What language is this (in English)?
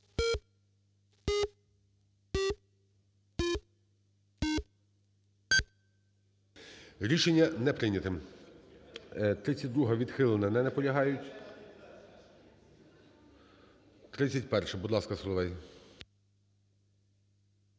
Ukrainian